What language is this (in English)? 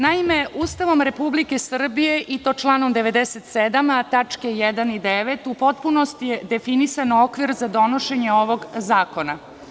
Serbian